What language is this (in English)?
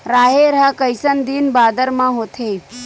Chhattisgarhi